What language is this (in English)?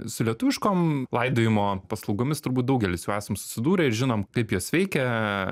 Lithuanian